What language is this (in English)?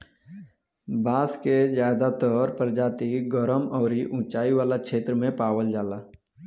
Bhojpuri